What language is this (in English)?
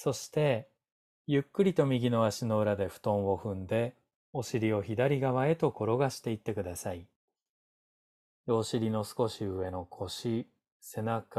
Japanese